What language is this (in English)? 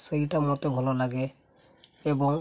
Odia